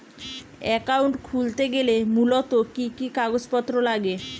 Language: Bangla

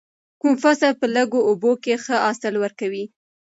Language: Pashto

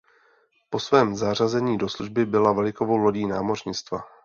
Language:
Czech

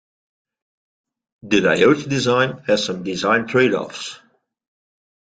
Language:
English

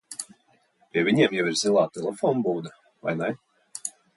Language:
Latvian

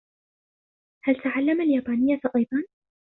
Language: Arabic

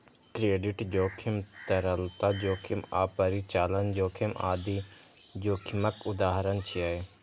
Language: Maithili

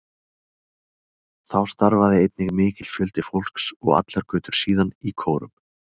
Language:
Icelandic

